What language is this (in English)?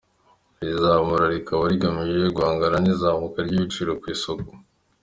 Kinyarwanda